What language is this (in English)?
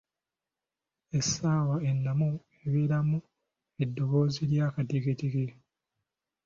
Ganda